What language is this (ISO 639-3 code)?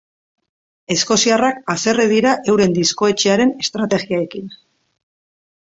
eus